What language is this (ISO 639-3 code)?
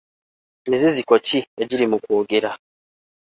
lug